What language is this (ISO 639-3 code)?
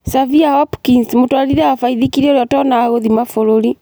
kik